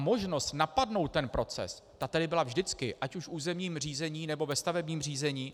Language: Czech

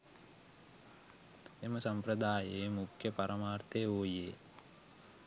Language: Sinhala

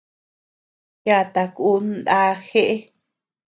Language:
Tepeuxila Cuicatec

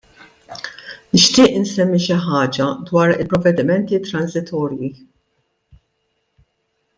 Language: Maltese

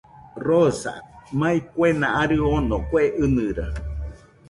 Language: Nüpode Huitoto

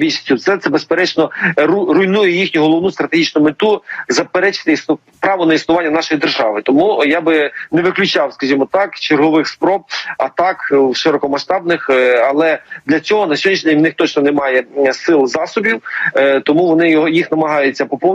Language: Ukrainian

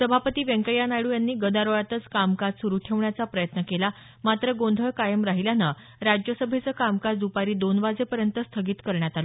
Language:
Marathi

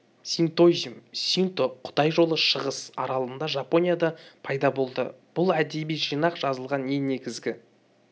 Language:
Kazakh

